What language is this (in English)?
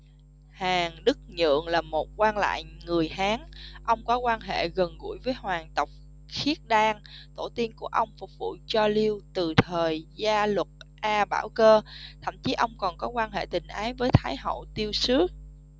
Vietnamese